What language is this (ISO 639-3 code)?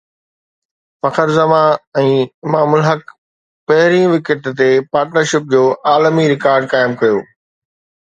snd